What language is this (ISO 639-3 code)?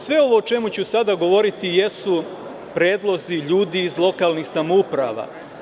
srp